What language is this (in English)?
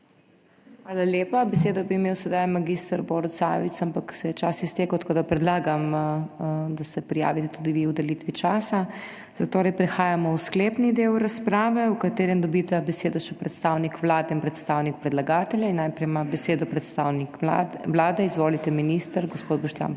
Slovenian